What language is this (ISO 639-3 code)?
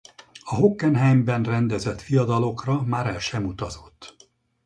hun